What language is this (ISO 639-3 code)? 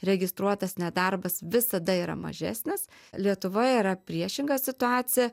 lit